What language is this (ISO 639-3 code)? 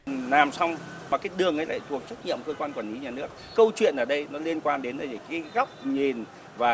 vie